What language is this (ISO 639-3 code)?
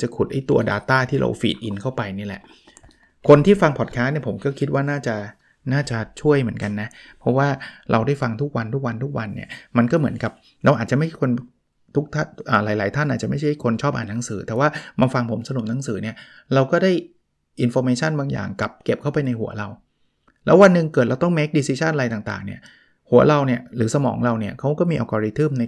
tha